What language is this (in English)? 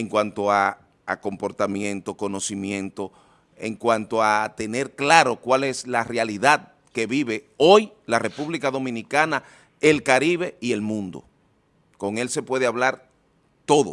Spanish